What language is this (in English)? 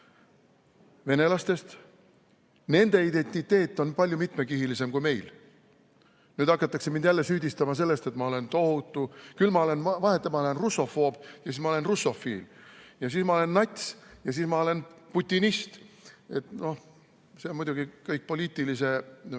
Estonian